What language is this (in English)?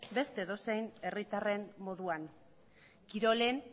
Basque